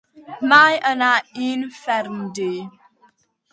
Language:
Welsh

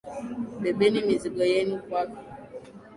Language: Swahili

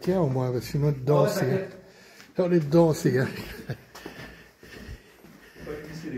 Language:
French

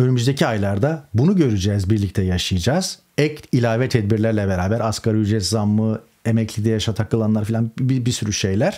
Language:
Turkish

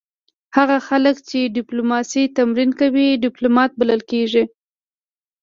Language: Pashto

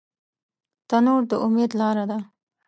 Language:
Pashto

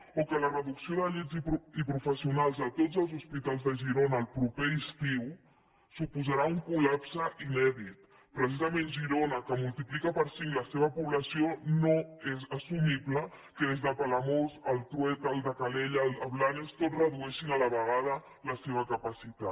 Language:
Catalan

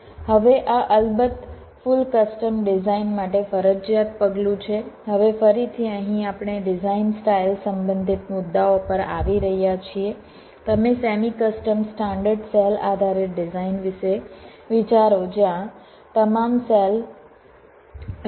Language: Gujarati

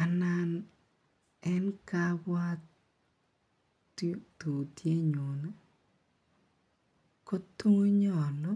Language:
Kalenjin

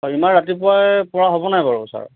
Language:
Assamese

